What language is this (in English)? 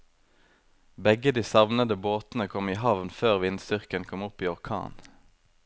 Norwegian